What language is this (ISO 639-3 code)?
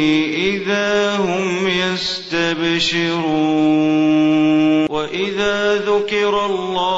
ara